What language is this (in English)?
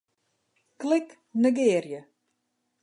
Western Frisian